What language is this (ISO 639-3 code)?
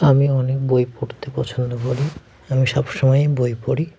ben